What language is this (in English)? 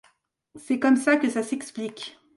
French